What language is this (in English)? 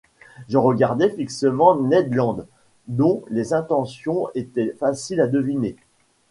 French